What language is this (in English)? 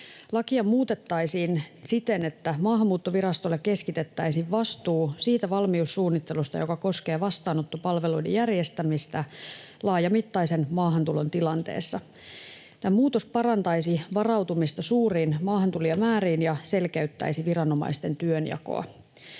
Finnish